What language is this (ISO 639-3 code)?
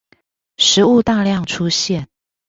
zho